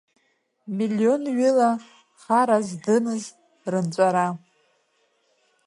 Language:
Abkhazian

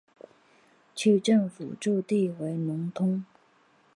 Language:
Chinese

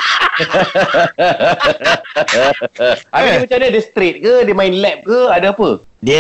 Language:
Malay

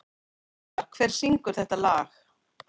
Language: Icelandic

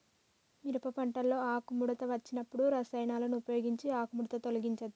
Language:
Telugu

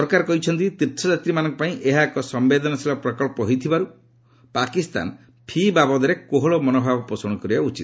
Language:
Odia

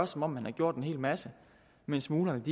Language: Danish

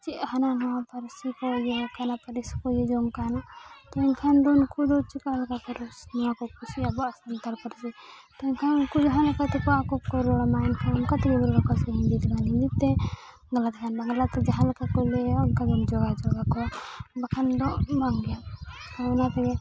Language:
Santali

